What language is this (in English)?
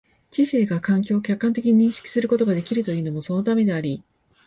Japanese